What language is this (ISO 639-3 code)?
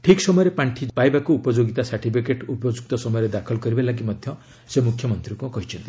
ori